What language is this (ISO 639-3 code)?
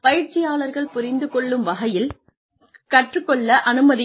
tam